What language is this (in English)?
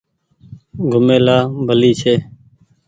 Goaria